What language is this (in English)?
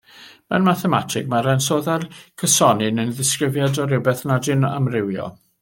Welsh